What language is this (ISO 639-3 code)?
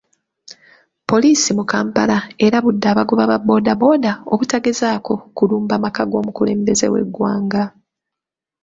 lug